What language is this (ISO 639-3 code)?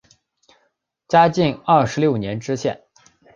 zho